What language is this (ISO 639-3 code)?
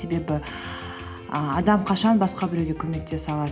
kaz